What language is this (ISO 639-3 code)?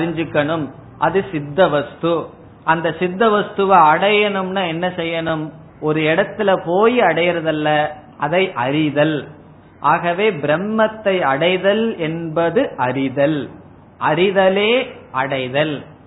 tam